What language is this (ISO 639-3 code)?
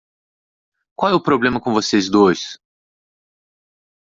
por